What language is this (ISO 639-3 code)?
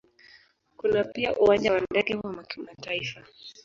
swa